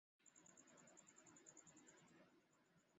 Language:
Od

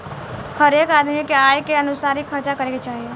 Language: Bhojpuri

